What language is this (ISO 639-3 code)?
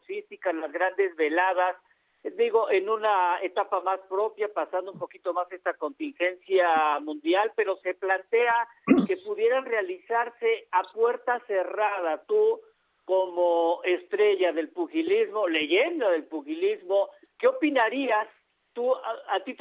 spa